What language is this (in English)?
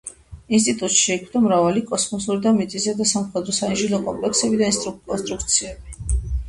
Georgian